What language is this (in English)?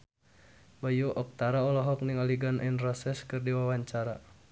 Sundanese